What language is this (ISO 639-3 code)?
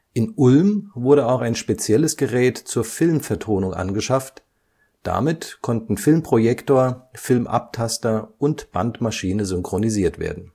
deu